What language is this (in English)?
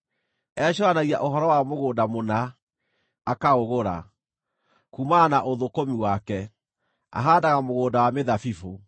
Kikuyu